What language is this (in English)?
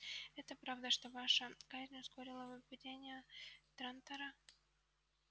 Russian